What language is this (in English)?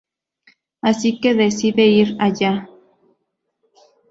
Spanish